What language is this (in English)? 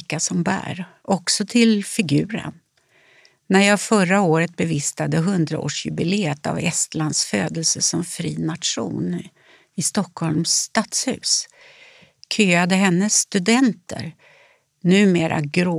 Swedish